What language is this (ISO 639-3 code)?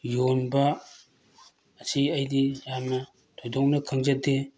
mni